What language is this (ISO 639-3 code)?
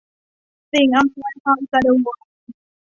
tha